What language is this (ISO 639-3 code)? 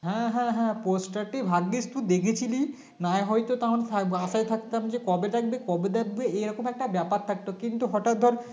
ben